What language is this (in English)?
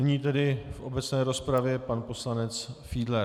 Czech